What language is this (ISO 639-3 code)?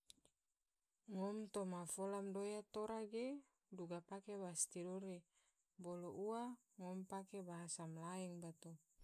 tvo